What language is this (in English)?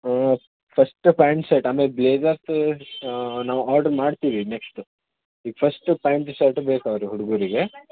Kannada